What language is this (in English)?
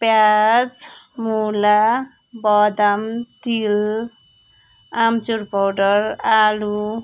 Nepali